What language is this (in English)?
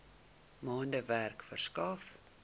Afrikaans